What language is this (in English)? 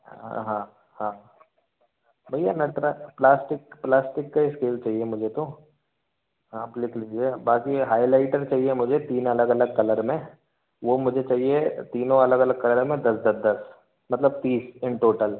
Hindi